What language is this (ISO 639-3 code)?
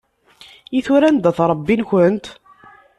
kab